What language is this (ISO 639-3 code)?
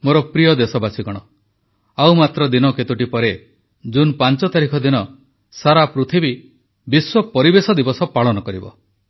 ori